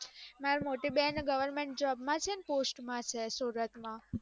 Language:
Gujarati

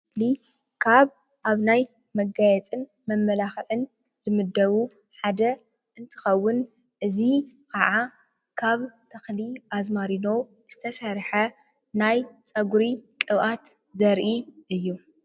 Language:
Tigrinya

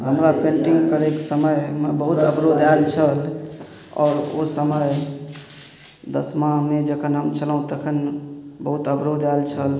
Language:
Maithili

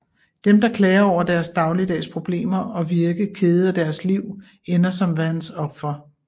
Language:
Danish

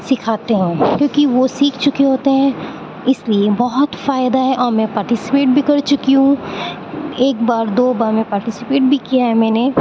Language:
Urdu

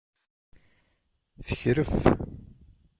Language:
Kabyle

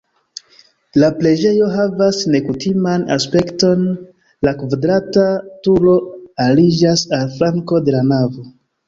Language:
Esperanto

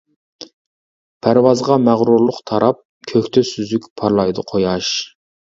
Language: Uyghur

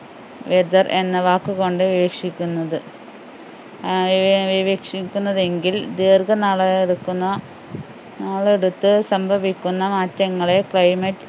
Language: Malayalam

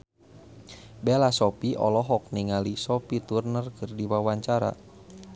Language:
Sundanese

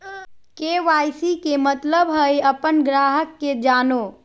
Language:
Magahi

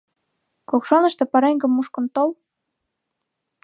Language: Mari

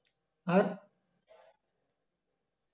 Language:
Bangla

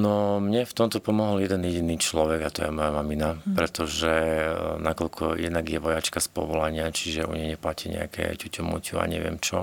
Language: Slovak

